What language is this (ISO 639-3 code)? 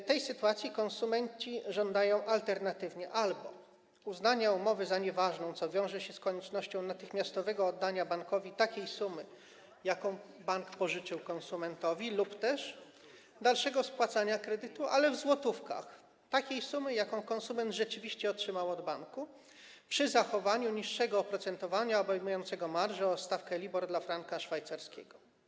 pol